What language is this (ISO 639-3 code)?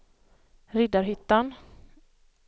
swe